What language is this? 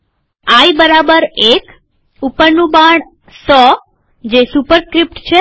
Gujarati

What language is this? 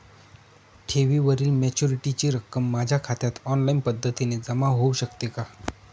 Marathi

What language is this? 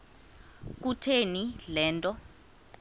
Xhosa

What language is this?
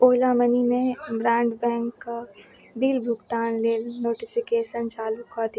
Maithili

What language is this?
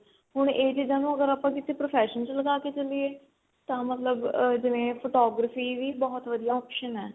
Punjabi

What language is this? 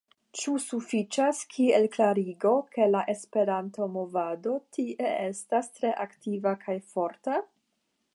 Esperanto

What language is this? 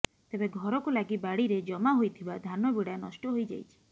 Odia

